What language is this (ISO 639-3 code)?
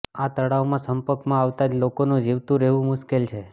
guj